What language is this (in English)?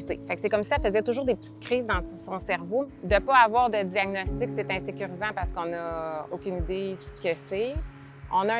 French